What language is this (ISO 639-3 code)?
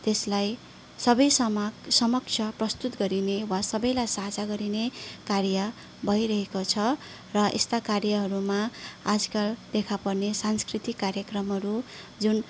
nep